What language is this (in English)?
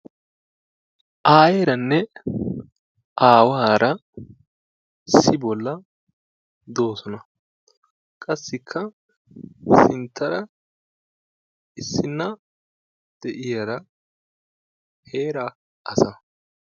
Wolaytta